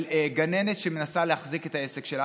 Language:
Hebrew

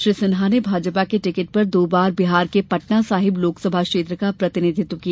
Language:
Hindi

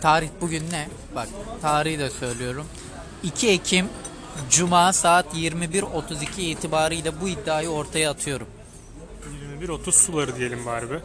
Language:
Turkish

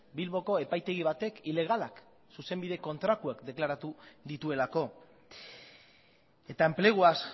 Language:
Basque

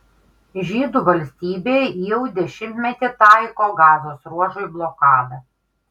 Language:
Lithuanian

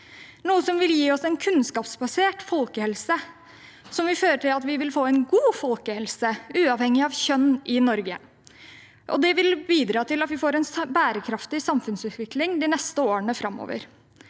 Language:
Norwegian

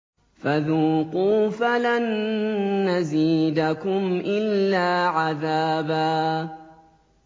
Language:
Arabic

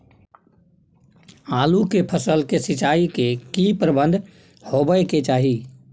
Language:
Maithili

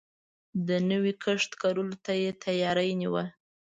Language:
Pashto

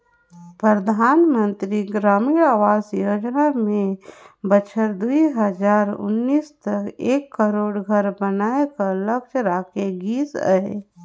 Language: Chhattisgarhi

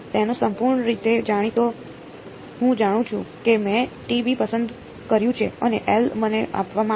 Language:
Gujarati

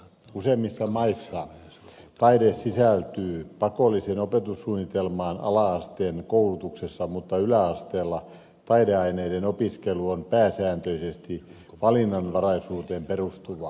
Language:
Finnish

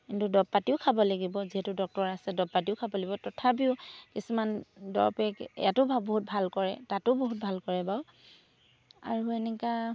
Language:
Assamese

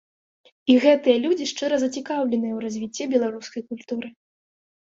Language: Belarusian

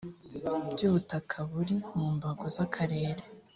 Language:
Kinyarwanda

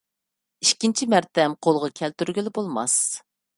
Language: Uyghur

